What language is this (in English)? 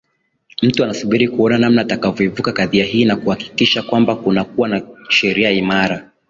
Swahili